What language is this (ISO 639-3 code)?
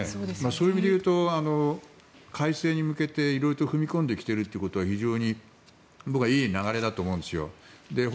jpn